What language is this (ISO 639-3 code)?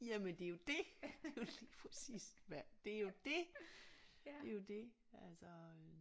dan